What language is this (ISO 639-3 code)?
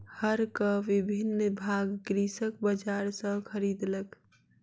mai